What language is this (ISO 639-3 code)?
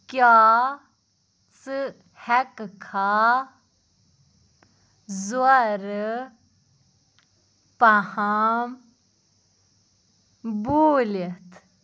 kas